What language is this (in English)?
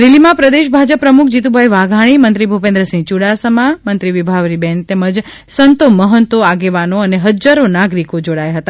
Gujarati